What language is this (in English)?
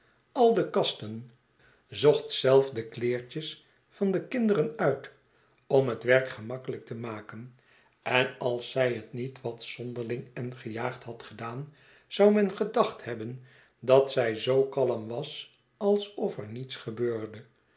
Dutch